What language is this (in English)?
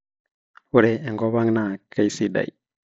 Masai